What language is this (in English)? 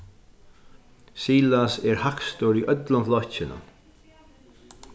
Faroese